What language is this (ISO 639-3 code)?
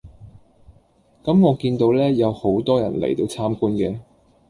yue